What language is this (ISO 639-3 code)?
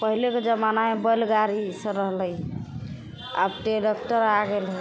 mai